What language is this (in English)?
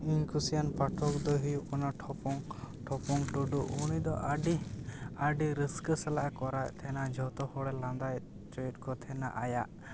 Santali